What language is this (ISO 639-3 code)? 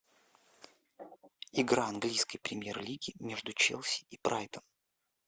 rus